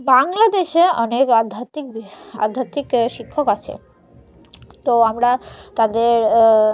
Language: Bangla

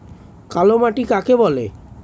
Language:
Bangla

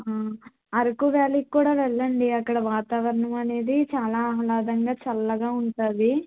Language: Telugu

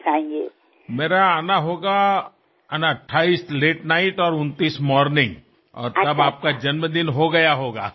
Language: Gujarati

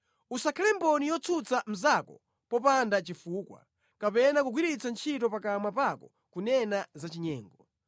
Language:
Nyanja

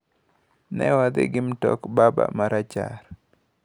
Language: Luo (Kenya and Tanzania)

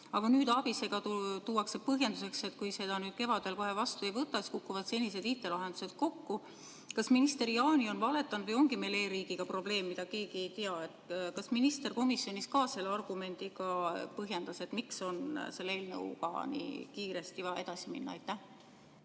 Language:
Estonian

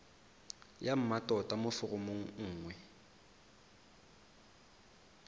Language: Tswana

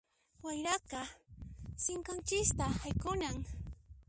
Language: Puno Quechua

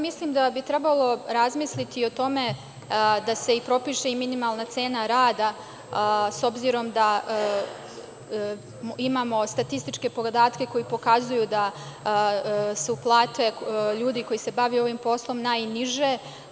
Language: Serbian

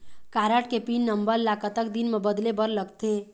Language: Chhattisgarhi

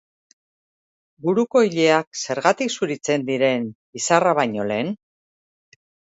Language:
Basque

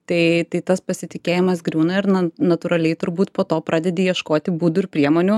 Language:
Lithuanian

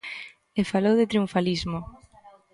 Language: Galician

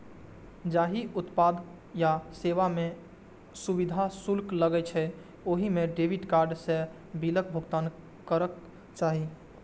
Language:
Maithili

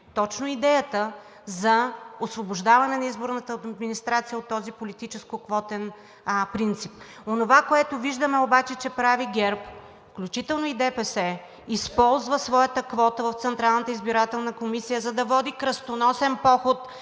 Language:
Bulgarian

